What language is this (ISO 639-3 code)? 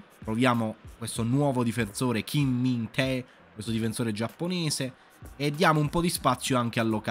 ita